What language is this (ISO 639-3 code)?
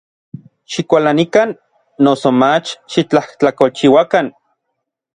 nlv